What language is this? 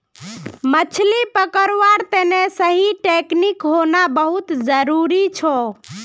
Magahi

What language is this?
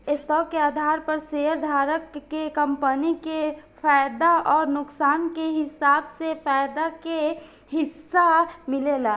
Bhojpuri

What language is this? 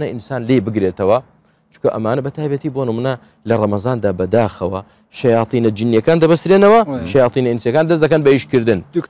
Arabic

